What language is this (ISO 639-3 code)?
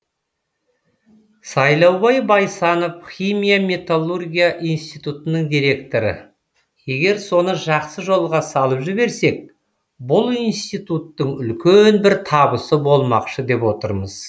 kaz